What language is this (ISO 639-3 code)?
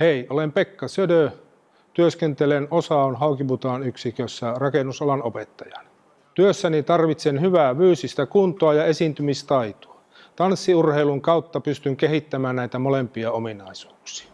fin